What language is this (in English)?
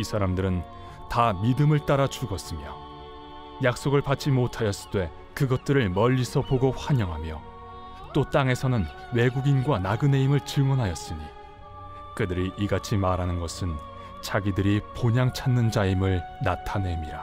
Korean